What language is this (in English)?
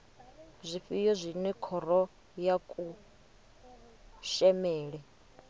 Venda